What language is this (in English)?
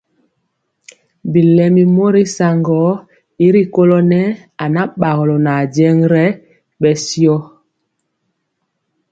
Mpiemo